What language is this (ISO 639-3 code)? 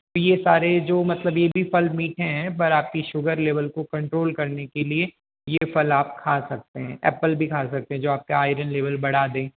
hin